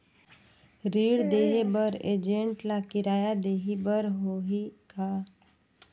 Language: Chhattisgarhi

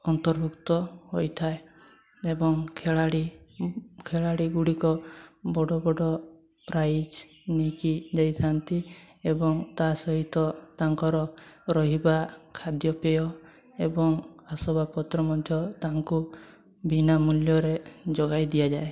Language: Odia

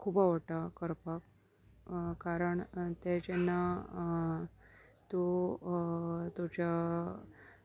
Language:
Konkani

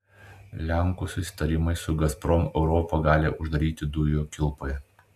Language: Lithuanian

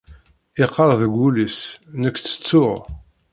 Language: Kabyle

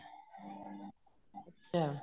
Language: Punjabi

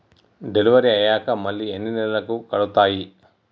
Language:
Telugu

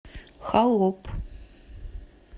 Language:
Russian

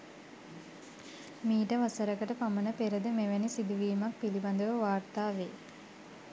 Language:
Sinhala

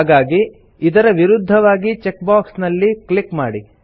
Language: Kannada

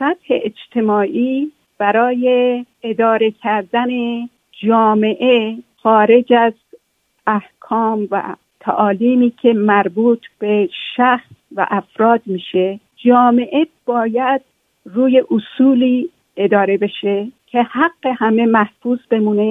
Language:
Persian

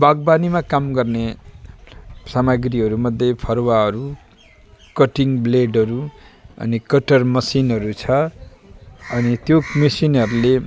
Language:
Nepali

